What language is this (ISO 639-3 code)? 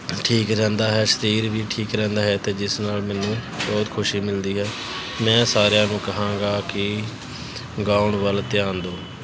pan